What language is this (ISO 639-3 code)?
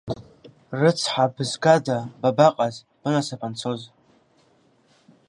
abk